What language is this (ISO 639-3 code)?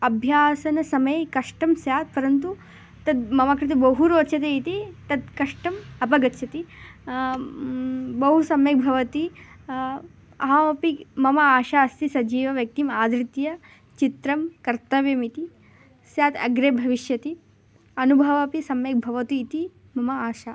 san